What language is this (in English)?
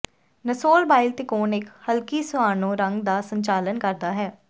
Punjabi